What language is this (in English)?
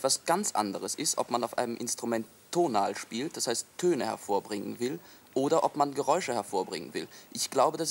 German